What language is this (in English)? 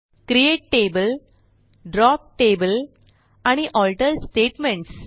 Marathi